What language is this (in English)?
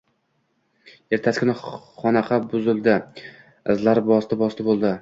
Uzbek